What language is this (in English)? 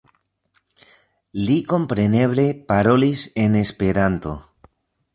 Esperanto